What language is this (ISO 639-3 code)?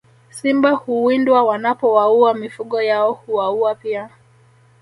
swa